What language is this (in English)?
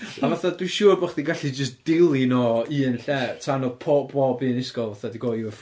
Welsh